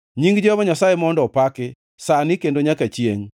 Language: Luo (Kenya and Tanzania)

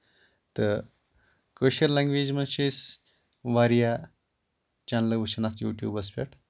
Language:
Kashmiri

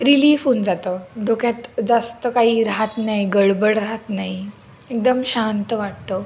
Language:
Marathi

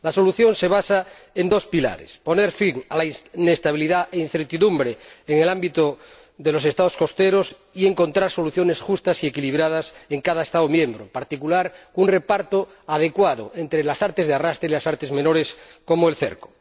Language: Spanish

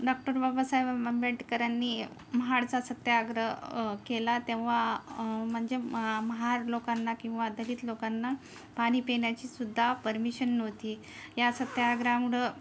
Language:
Marathi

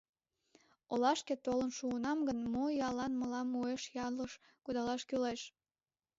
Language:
Mari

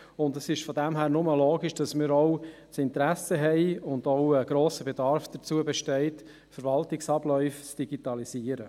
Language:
Swiss German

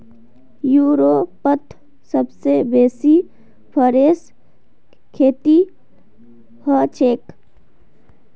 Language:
Magahi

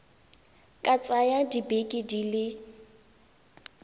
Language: Tswana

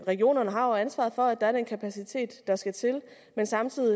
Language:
Danish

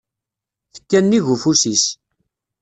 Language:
Kabyle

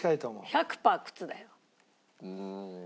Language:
Japanese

